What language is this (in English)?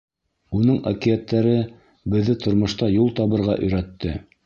Bashkir